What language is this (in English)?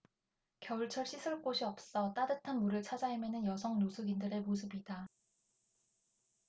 Korean